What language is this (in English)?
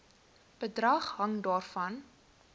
Afrikaans